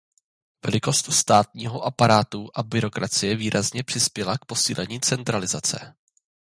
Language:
Czech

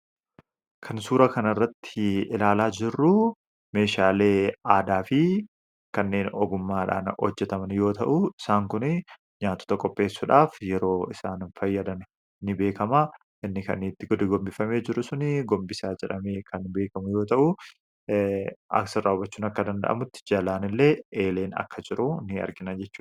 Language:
Oromo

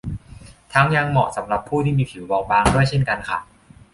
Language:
Thai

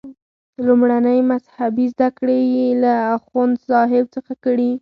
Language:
Pashto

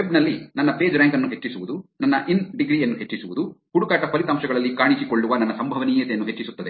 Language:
Kannada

